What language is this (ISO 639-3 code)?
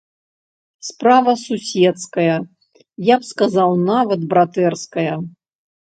bel